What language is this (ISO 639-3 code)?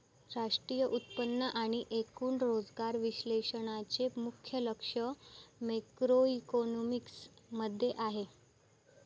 mar